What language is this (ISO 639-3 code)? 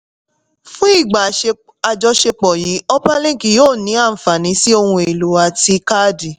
yor